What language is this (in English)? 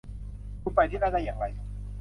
Thai